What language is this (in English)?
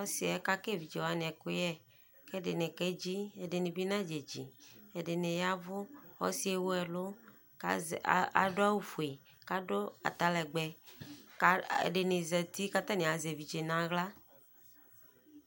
Ikposo